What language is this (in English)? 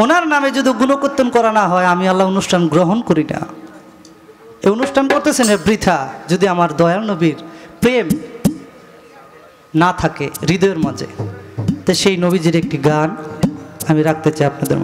Arabic